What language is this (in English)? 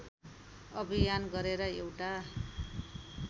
Nepali